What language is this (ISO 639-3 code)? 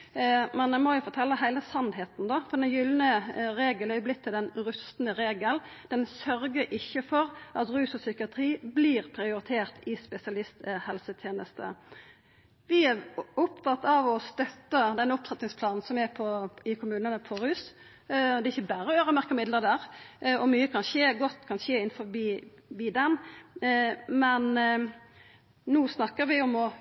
nno